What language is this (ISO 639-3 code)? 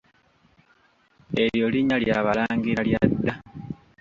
lug